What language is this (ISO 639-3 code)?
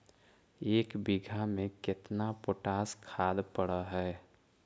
mag